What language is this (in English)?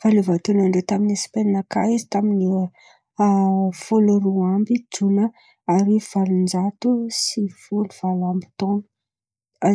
Antankarana Malagasy